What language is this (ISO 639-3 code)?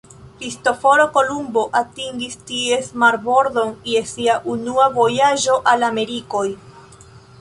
epo